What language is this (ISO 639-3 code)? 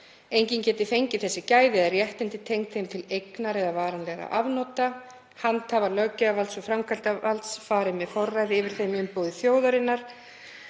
isl